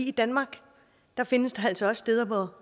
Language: Danish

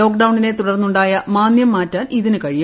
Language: Malayalam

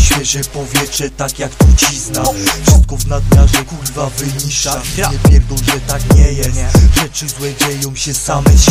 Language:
Polish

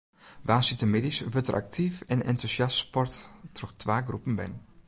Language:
Western Frisian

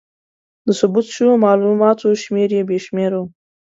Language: Pashto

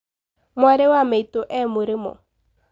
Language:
Kikuyu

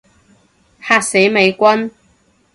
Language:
Cantonese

